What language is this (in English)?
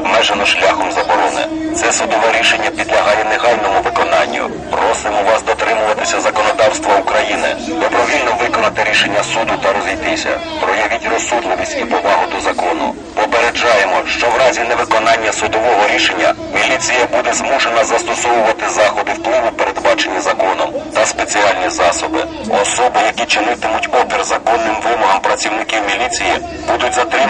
Ukrainian